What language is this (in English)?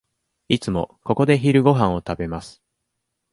Japanese